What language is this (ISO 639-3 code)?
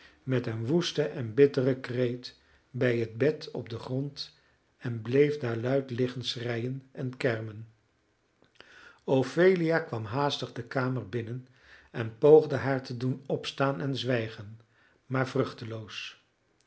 nld